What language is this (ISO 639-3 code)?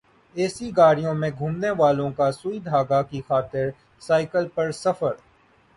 urd